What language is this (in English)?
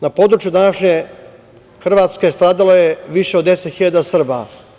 Serbian